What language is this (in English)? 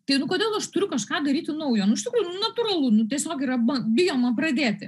Lithuanian